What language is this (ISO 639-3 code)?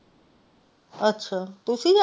pan